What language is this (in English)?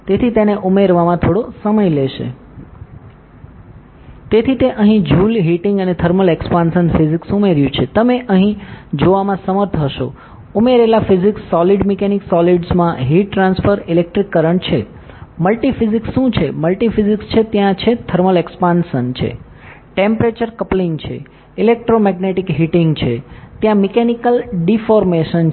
Gujarati